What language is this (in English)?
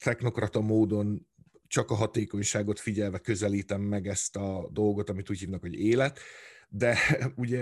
Hungarian